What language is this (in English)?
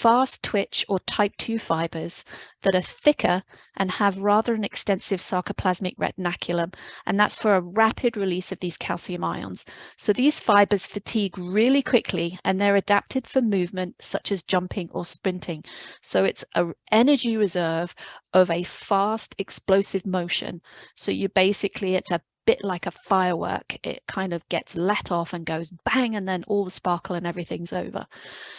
English